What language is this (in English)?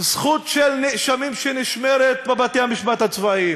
Hebrew